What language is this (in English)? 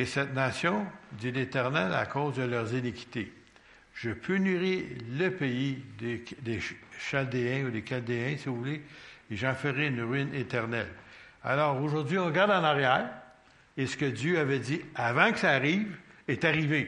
French